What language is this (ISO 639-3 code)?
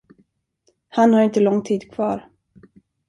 swe